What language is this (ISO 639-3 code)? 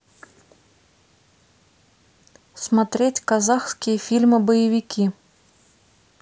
rus